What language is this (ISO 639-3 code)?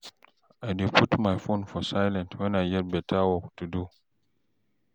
pcm